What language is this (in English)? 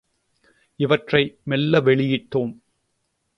Tamil